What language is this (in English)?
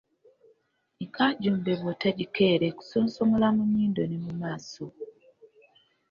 Ganda